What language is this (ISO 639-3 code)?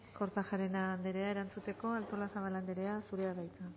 eus